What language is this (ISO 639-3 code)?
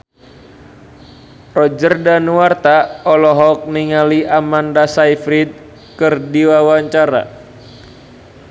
sun